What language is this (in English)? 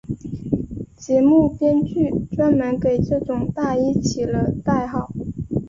Chinese